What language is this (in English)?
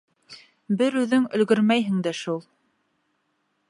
Bashkir